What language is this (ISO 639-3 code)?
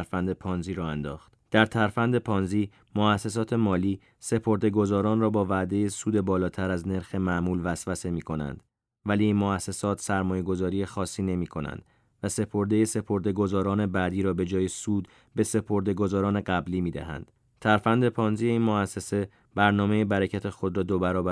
fas